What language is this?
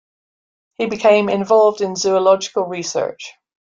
English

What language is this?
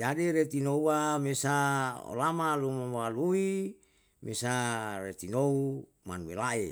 Yalahatan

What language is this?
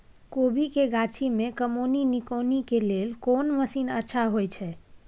Maithili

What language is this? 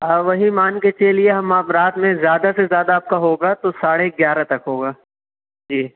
Urdu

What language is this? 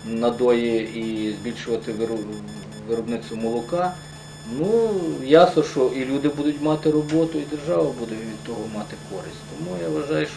Ukrainian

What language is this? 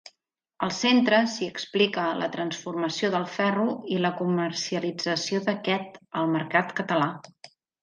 Catalan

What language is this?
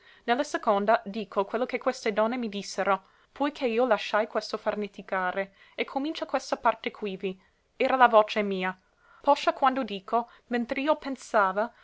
Italian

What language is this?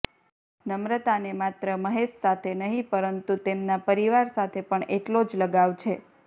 Gujarati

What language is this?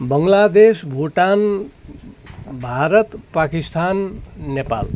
Nepali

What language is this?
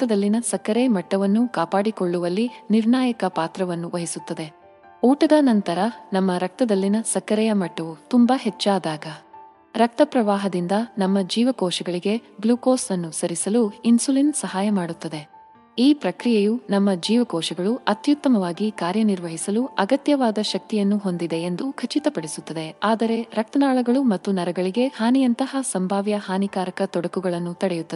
Kannada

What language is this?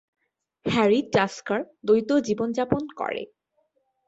Bangla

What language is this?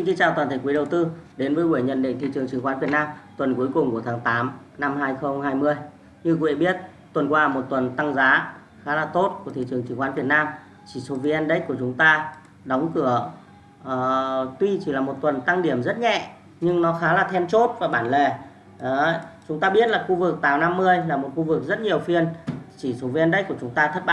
Vietnamese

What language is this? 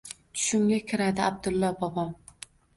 Uzbek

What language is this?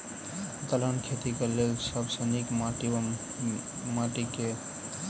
Maithili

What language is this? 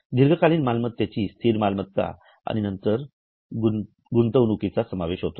Marathi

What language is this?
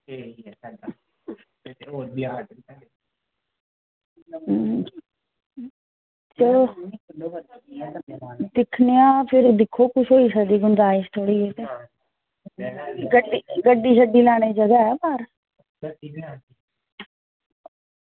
Dogri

